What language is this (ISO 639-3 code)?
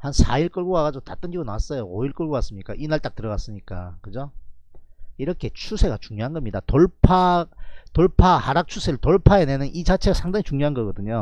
kor